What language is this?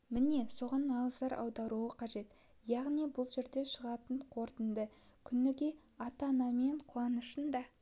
Kazakh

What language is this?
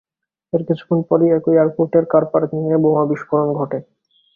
Bangla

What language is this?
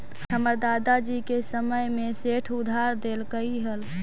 Magahi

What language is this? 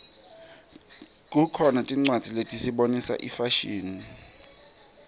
Swati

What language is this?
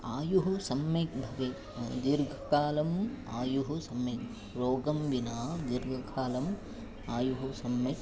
Sanskrit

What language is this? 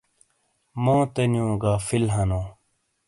Shina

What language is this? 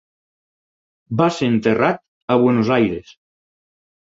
Catalan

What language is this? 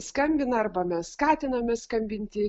Lithuanian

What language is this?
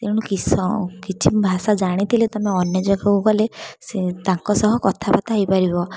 Odia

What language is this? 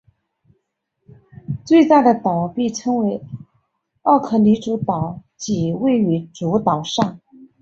Chinese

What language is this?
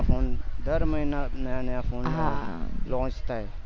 Gujarati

